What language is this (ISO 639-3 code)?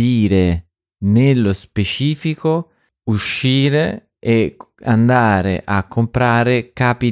ita